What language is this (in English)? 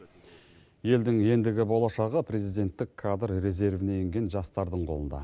Kazakh